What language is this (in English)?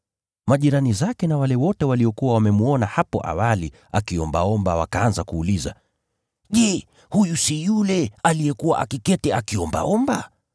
Swahili